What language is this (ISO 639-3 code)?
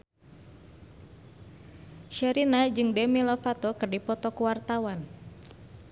sun